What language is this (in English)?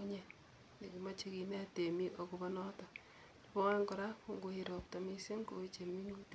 Kalenjin